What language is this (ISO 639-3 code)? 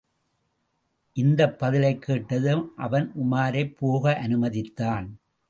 tam